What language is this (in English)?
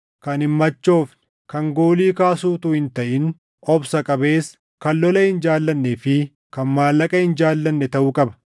Oromo